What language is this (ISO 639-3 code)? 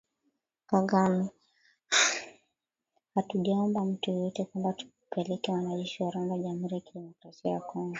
swa